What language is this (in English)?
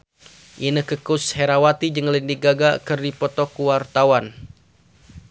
Sundanese